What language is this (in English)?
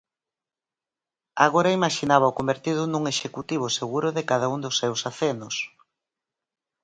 Galician